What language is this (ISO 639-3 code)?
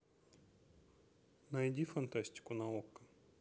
rus